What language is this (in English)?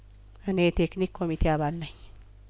Amharic